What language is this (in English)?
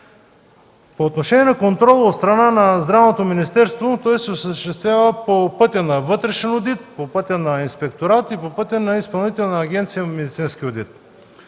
Bulgarian